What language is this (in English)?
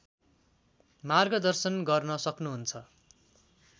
Nepali